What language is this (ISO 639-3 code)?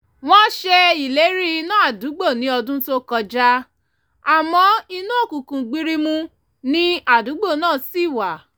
yor